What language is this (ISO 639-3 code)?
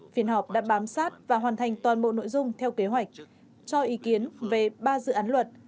vie